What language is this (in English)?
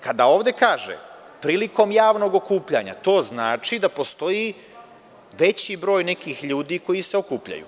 Serbian